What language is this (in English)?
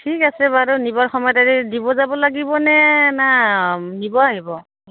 Assamese